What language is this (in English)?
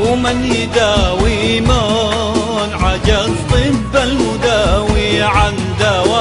Arabic